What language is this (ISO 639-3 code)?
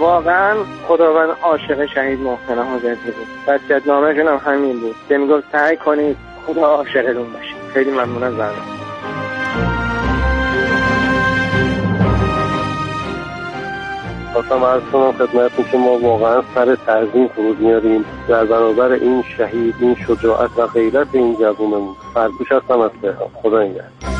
fas